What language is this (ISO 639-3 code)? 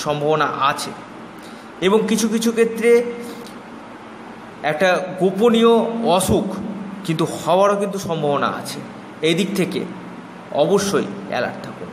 hin